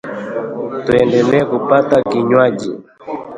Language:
Swahili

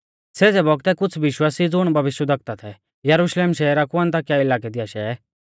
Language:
Mahasu Pahari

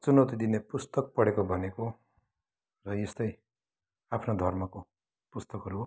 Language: Nepali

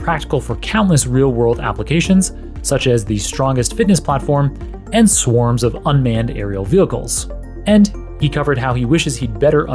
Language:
English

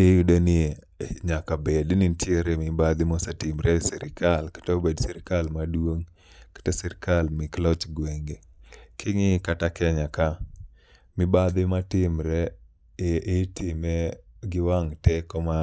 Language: Luo (Kenya and Tanzania)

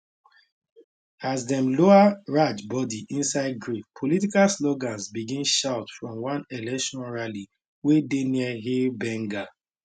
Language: Nigerian Pidgin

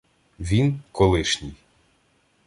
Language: Ukrainian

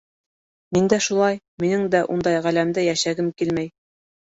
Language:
Bashkir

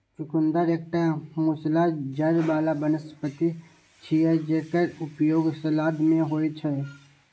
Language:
Maithili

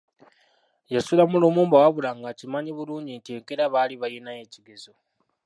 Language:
Ganda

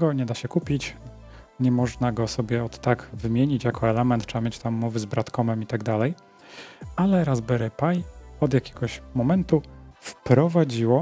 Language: Polish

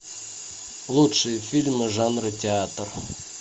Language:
Russian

